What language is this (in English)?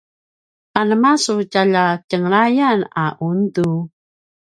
Paiwan